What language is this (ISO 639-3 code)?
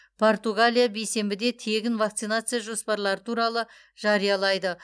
kaz